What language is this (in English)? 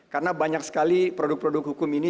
Indonesian